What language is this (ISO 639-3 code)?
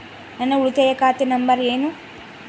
kan